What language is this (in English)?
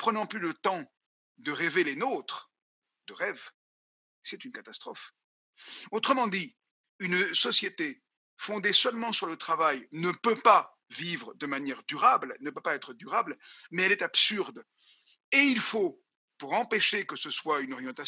French